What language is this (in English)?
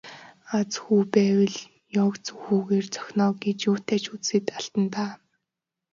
Mongolian